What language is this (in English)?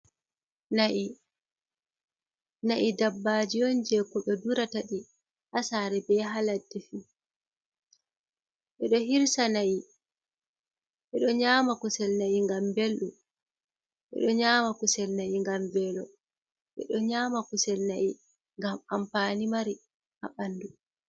Fula